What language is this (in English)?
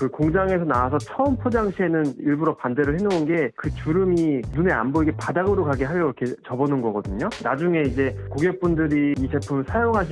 Korean